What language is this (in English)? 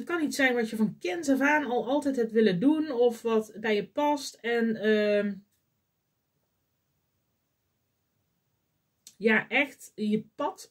Dutch